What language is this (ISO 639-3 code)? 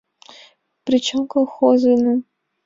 chm